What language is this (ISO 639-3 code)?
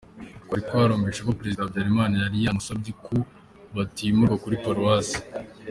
kin